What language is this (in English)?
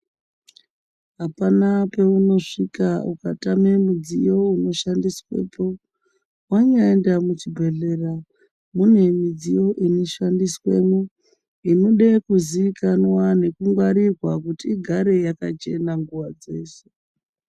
Ndau